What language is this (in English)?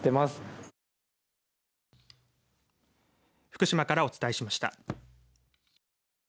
Japanese